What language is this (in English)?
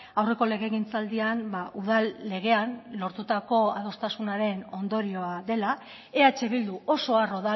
Basque